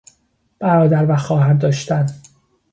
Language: Persian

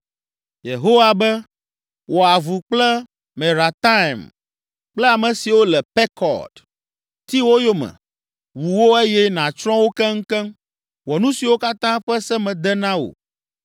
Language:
Ewe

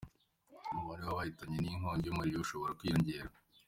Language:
Kinyarwanda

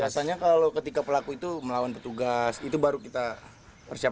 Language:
Indonesian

